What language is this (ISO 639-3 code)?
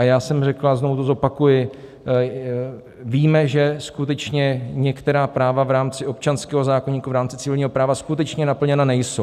ces